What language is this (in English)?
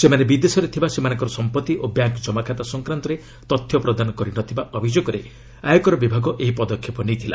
Odia